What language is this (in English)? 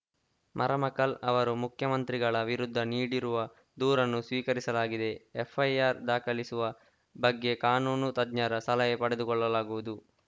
Kannada